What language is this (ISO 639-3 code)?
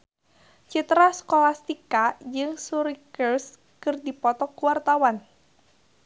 sun